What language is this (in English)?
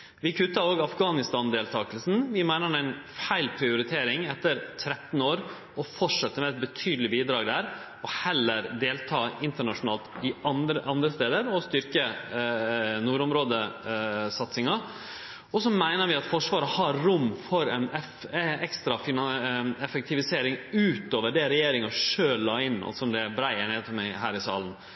Norwegian Nynorsk